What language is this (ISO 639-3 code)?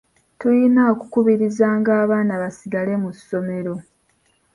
lug